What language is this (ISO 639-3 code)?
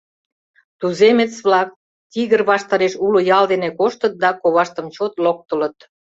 chm